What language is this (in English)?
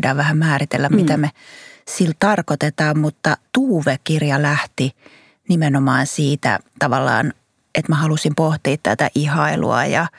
Finnish